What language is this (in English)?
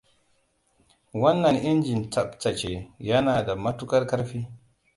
Hausa